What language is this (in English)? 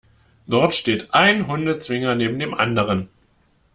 German